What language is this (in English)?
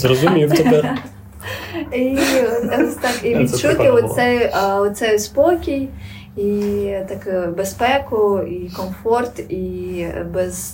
Ukrainian